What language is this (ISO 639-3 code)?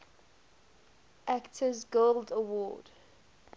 eng